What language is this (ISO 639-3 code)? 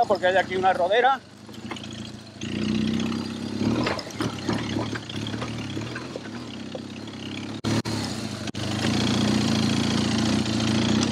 spa